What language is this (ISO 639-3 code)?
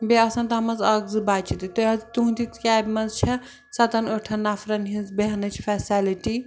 kas